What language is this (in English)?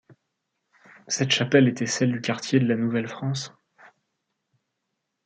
French